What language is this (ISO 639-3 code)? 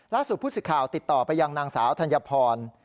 tha